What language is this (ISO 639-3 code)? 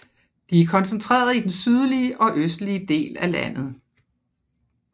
dan